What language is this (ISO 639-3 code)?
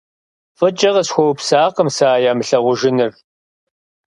kbd